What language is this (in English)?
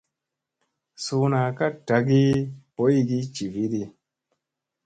Musey